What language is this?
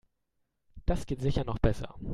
German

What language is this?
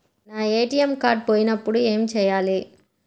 Telugu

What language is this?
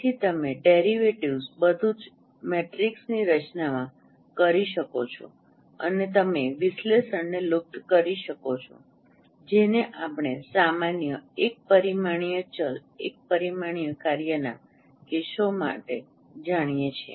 Gujarati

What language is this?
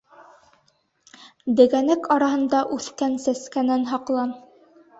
Bashkir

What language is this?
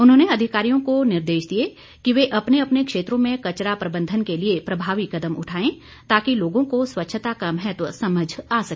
Hindi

